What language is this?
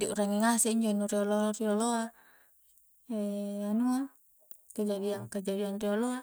Coastal Konjo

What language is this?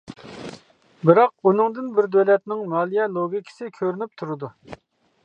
Uyghur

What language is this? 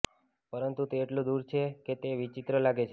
Gujarati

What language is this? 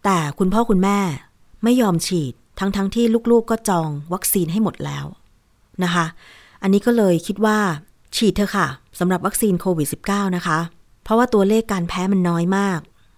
Thai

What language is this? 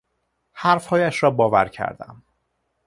Persian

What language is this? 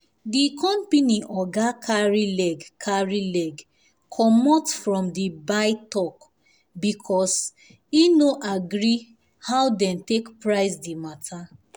Nigerian Pidgin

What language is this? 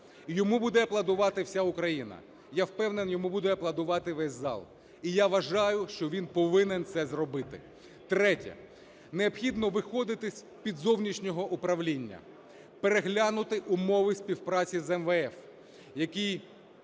Ukrainian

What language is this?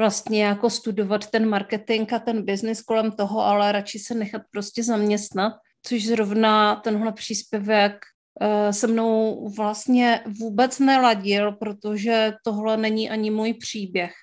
Czech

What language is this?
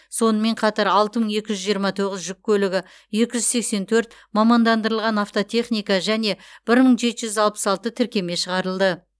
Kazakh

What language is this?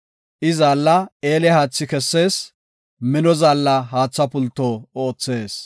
Gofa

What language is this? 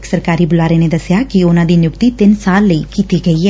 Punjabi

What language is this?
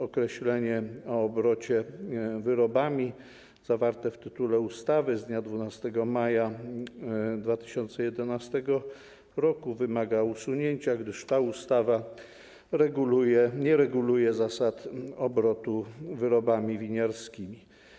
Polish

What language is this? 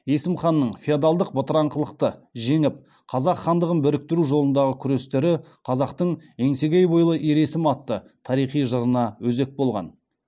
Kazakh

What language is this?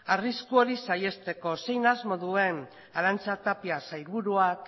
Basque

